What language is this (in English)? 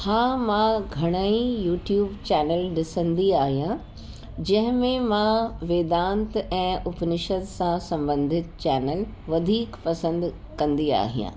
Sindhi